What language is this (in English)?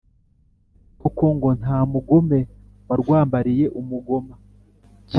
Kinyarwanda